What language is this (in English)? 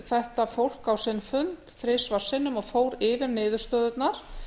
Icelandic